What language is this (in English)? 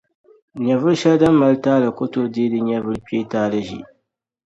Dagbani